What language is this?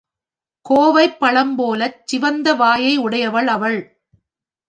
Tamil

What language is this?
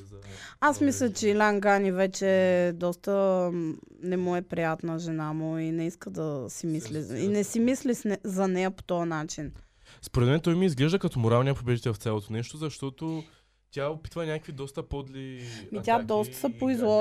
Bulgarian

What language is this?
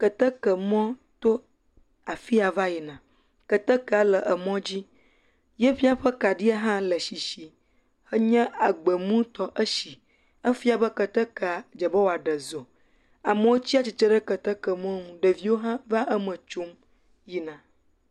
Ewe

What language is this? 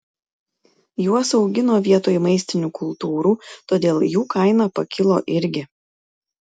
Lithuanian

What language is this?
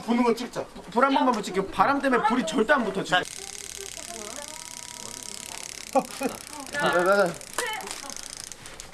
Korean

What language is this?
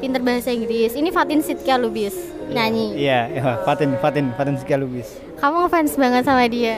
Indonesian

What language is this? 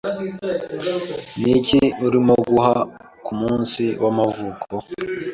Kinyarwanda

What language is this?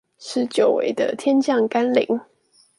Chinese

